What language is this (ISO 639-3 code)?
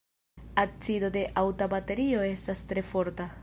epo